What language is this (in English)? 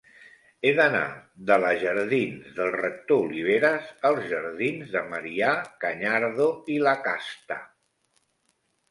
Catalan